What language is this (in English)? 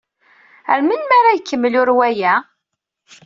Kabyle